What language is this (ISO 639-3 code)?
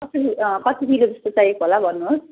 nep